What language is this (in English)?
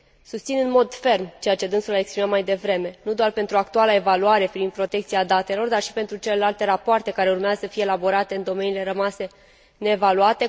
Romanian